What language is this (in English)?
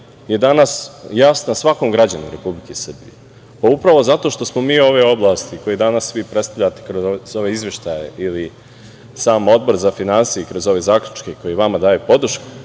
Serbian